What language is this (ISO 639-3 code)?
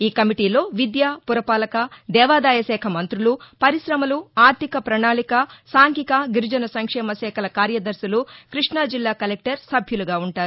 tel